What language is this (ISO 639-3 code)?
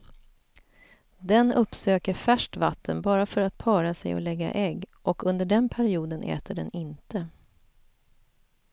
swe